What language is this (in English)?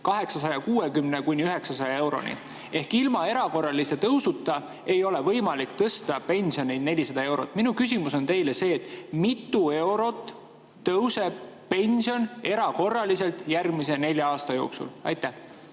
Estonian